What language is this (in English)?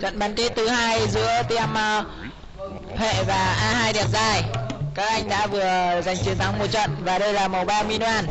Vietnamese